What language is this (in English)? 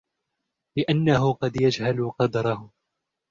Arabic